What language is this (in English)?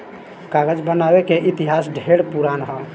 Bhojpuri